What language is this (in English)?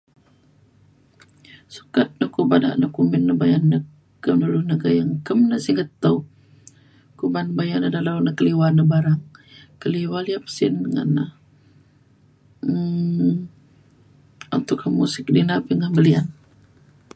Mainstream Kenyah